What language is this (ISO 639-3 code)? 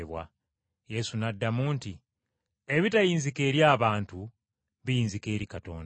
lug